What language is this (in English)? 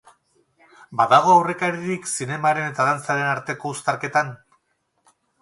Basque